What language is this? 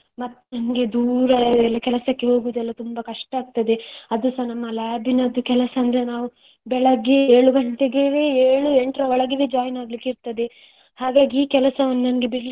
Kannada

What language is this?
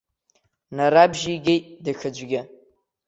Abkhazian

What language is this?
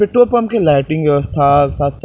Maithili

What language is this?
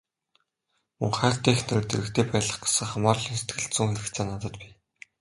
Mongolian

